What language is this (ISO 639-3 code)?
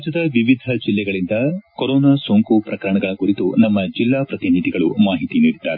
kan